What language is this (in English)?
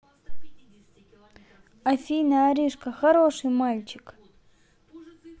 Russian